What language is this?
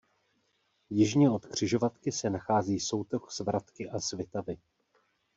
Czech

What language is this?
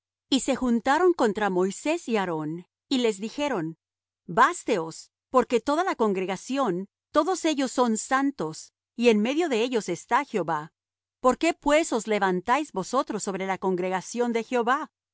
Spanish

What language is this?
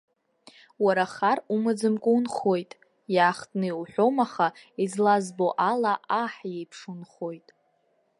Abkhazian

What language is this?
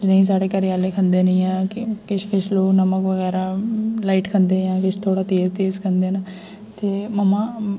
Dogri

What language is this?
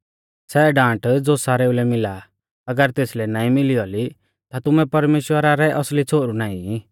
Mahasu Pahari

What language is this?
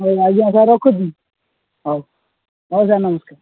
Odia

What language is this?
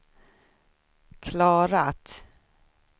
Swedish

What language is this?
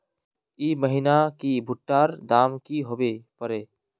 Magahi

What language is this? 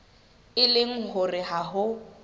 Southern Sotho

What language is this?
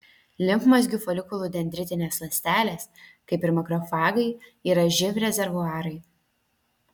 Lithuanian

